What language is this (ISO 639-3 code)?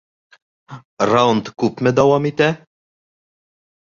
bak